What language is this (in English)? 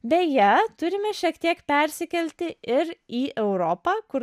Lithuanian